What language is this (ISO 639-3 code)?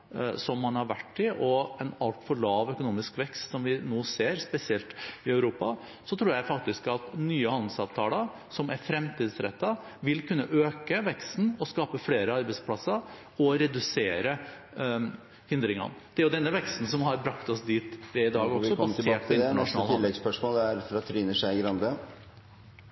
nor